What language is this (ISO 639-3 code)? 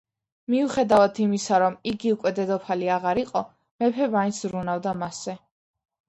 kat